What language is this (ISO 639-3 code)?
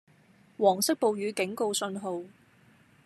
yue